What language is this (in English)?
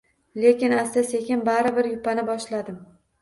Uzbek